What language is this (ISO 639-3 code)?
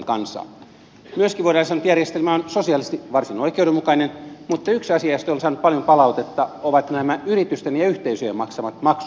fin